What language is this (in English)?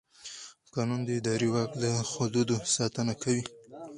Pashto